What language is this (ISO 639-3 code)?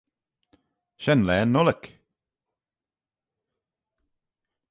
glv